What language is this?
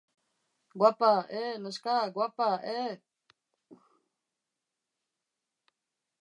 Basque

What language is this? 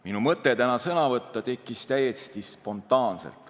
Estonian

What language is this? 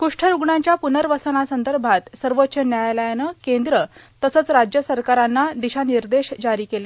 Marathi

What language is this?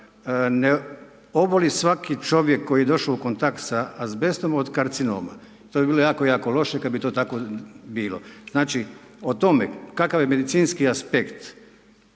Croatian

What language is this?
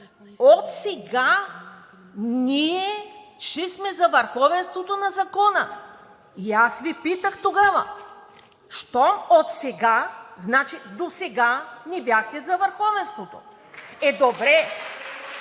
Bulgarian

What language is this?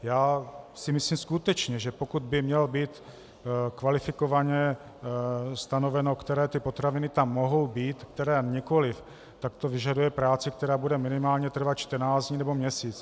Czech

